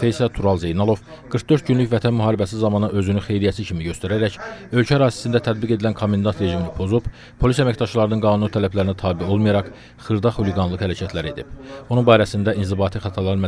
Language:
Turkish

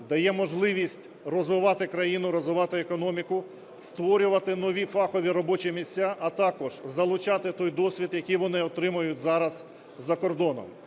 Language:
Ukrainian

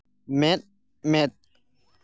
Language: Santali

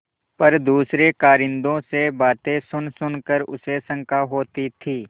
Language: Hindi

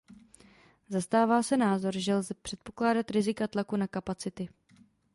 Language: Czech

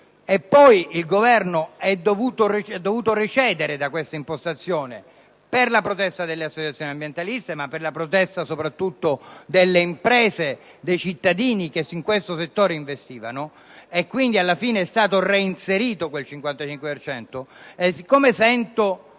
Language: Italian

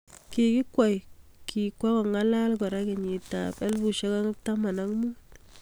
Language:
Kalenjin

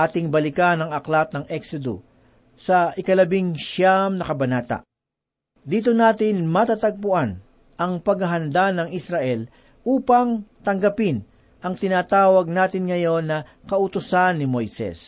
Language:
Filipino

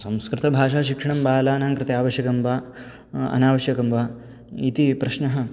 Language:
Sanskrit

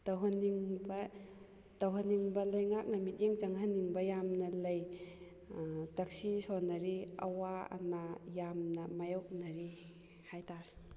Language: Manipuri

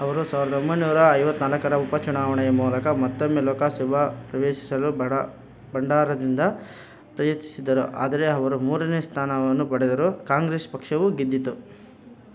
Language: Kannada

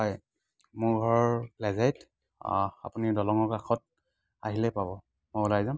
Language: Assamese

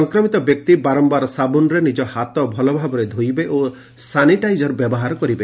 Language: Odia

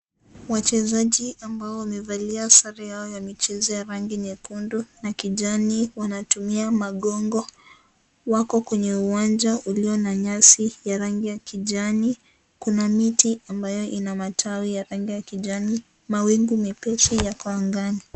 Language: Swahili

